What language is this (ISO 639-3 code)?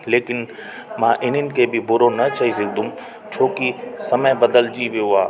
snd